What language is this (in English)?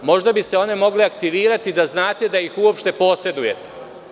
Serbian